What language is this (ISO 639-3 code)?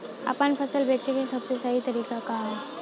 bho